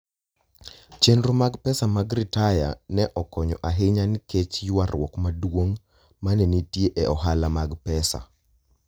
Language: Luo (Kenya and Tanzania)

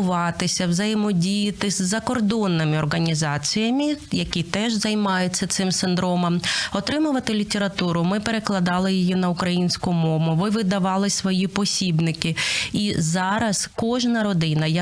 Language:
Ukrainian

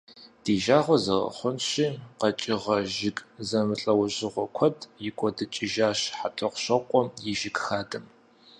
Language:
Kabardian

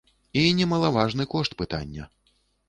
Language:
Belarusian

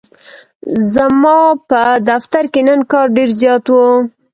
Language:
Pashto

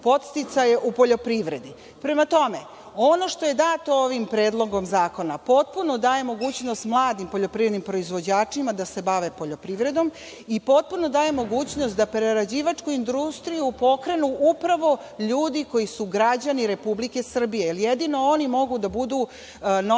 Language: Serbian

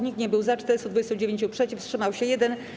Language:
Polish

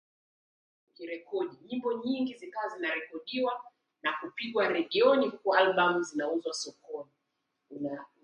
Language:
Swahili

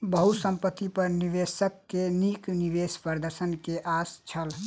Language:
Maithili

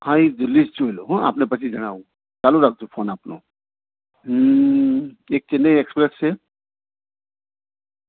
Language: Gujarati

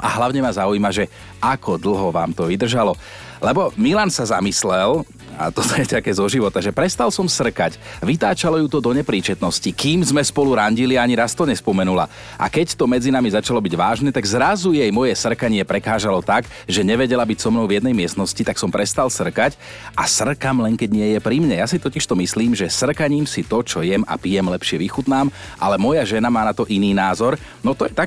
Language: Slovak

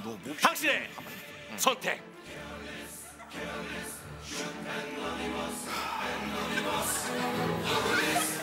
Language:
Korean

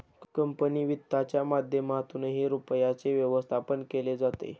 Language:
Marathi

